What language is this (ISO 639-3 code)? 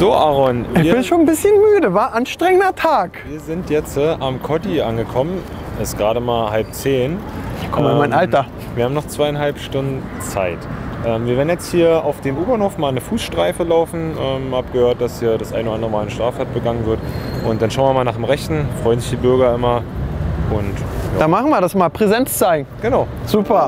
deu